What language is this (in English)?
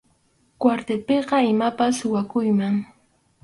Arequipa-La Unión Quechua